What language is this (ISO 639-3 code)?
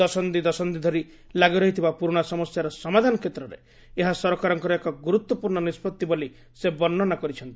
ori